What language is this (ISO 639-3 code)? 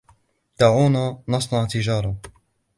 ara